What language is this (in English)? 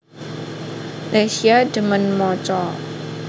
Javanese